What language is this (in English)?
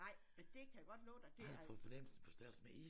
Danish